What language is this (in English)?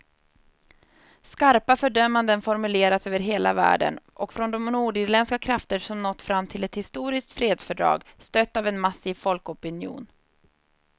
Swedish